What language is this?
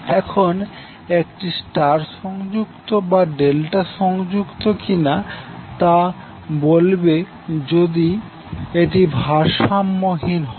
Bangla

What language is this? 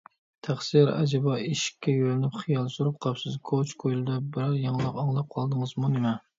Uyghur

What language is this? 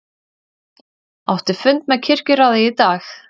Icelandic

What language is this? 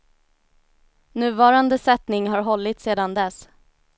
Swedish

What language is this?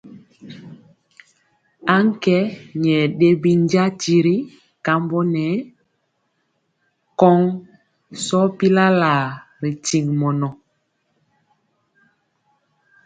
Mpiemo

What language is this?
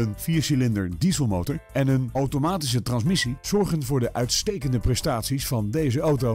Dutch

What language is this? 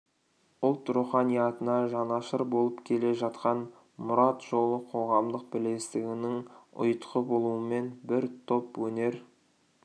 Kazakh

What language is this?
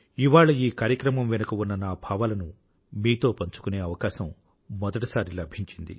Telugu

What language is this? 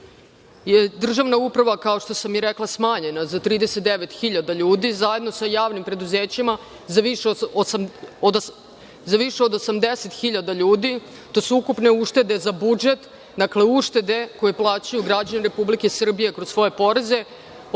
Serbian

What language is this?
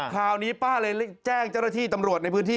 Thai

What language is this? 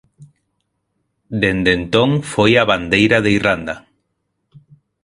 Galician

